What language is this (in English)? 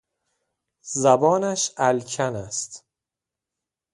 Persian